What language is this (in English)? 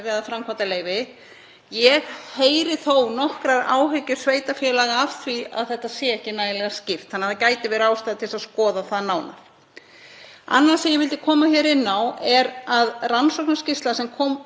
Icelandic